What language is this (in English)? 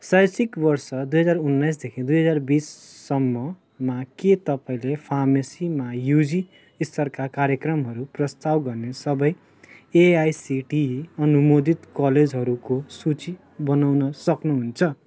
Nepali